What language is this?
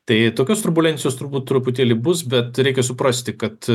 Lithuanian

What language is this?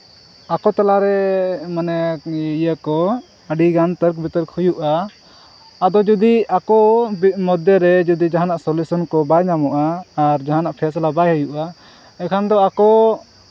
Santali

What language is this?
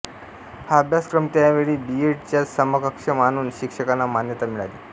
Marathi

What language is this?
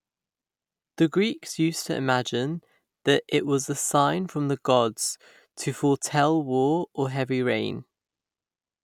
English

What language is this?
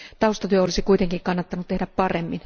Finnish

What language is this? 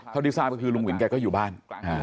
Thai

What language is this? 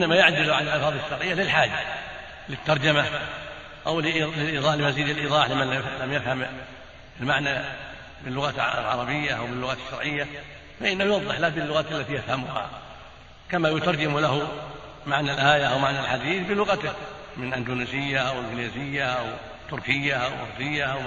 Arabic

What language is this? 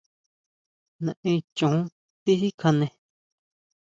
Huautla Mazatec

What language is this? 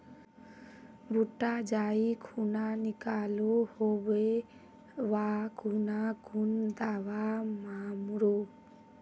Magahi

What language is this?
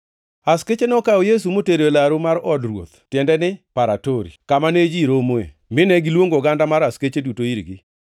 Luo (Kenya and Tanzania)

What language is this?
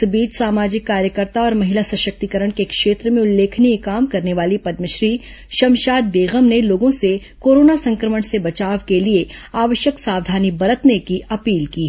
Hindi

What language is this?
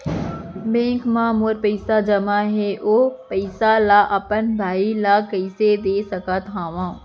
Chhattisgarhi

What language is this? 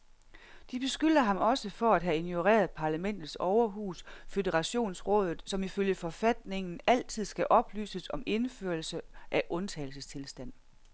Danish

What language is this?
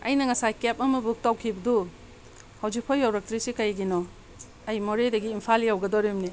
Manipuri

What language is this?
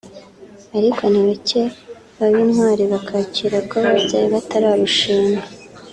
Kinyarwanda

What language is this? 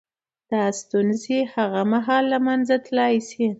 Pashto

